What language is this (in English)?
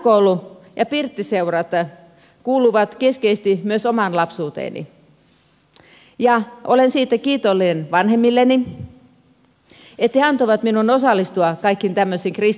Finnish